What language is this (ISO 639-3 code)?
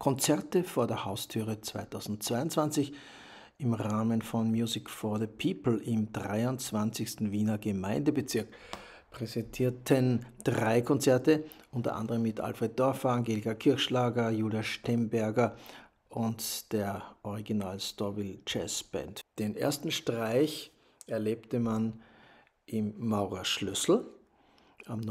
deu